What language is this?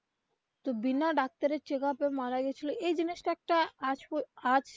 Bangla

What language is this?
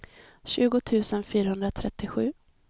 Swedish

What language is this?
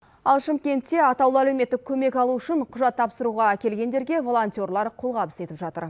Kazakh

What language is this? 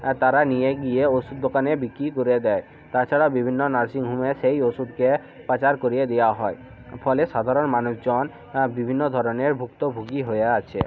Bangla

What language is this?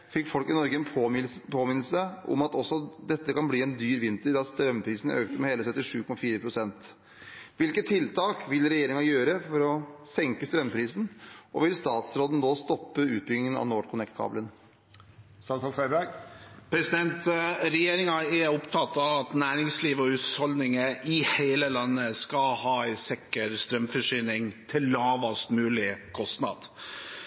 Norwegian Bokmål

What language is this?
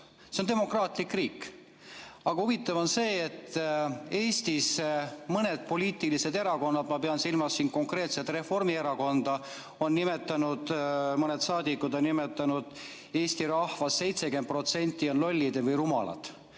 Estonian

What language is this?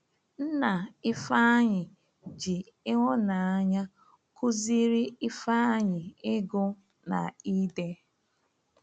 Igbo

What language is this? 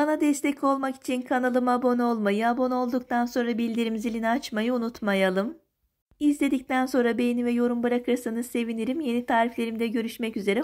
Turkish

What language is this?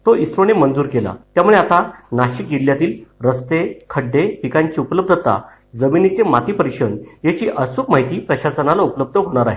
Marathi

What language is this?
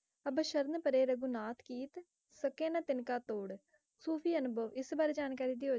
Punjabi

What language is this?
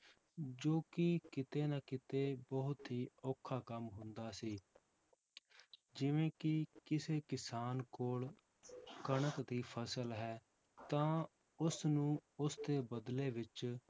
Punjabi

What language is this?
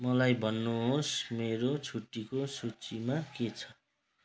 Nepali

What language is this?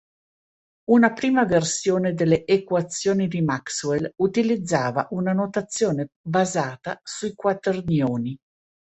Italian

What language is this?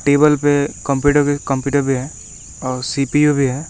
Hindi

